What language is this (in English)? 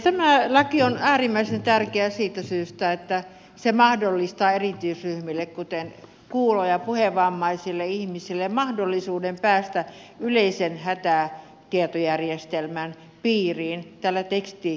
Finnish